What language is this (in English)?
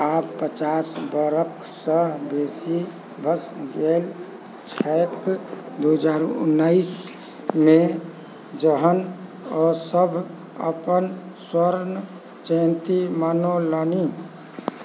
Maithili